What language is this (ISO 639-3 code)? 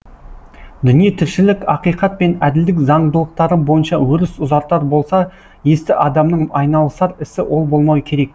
kaz